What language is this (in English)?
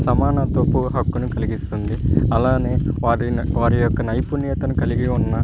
Telugu